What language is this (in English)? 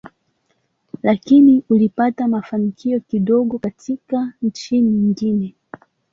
Swahili